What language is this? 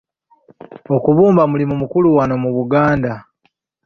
Ganda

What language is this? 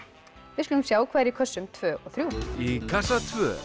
Icelandic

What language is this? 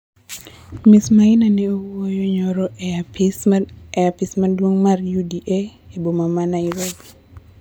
Luo (Kenya and Tanzania)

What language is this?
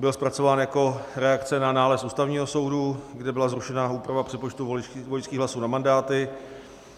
Czech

